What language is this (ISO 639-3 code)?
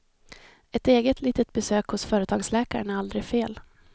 swe